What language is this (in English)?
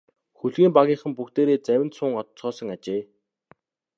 Mongolian